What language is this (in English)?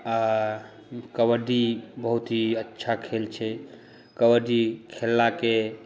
Maithili